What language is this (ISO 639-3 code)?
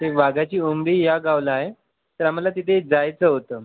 mar